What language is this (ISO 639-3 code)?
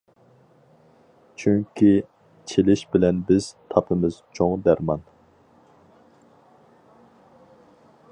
uig